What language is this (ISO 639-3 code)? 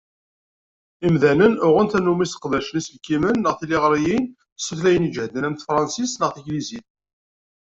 kab